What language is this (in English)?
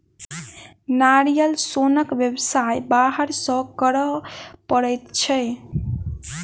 Maithili